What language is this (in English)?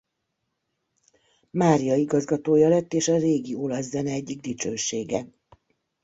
Hungarian